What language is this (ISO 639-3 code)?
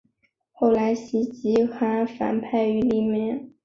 zho